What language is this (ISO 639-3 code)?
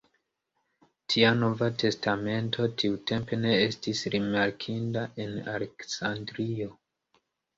epo